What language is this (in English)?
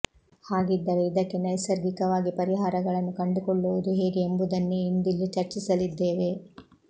Kannada